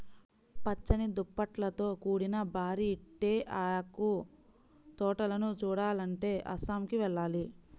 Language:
Telugu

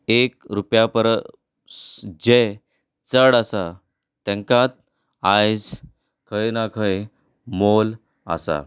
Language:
Konkani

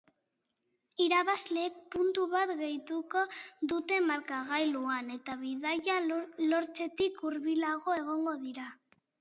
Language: Basque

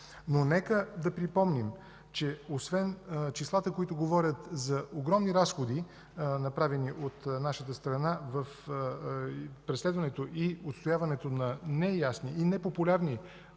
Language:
Bulgarian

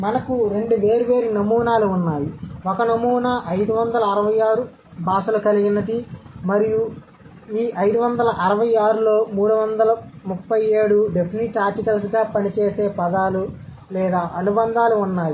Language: Telugu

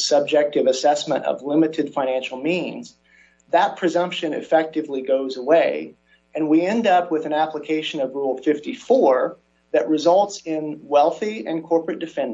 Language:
English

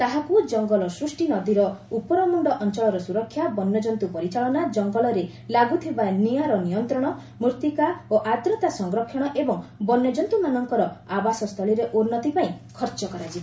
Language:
Odia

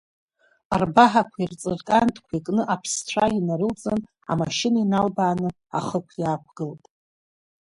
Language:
Abkhazian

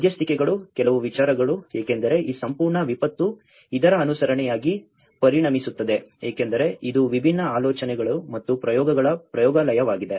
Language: Kannada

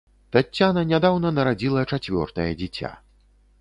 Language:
Belarusian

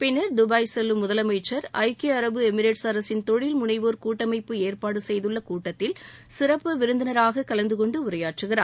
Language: Tamil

